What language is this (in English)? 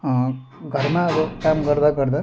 Nepali